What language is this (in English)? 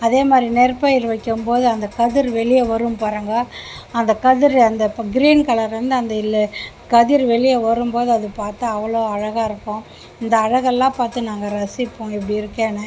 Tamil